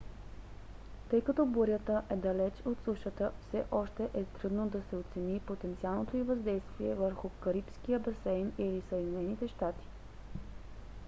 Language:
Bulgarian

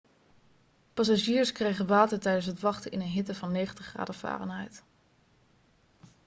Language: Dutch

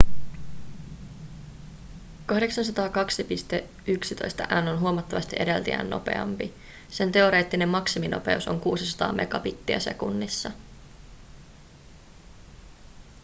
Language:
Finnish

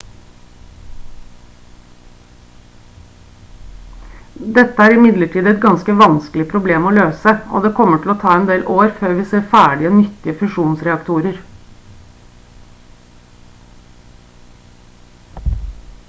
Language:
Norwegian Bokmål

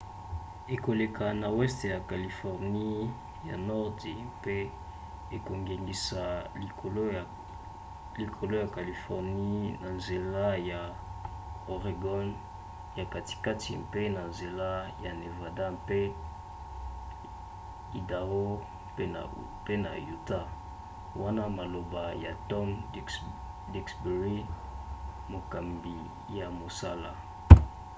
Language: Lingala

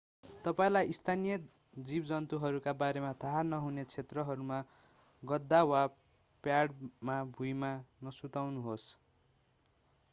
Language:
Nepali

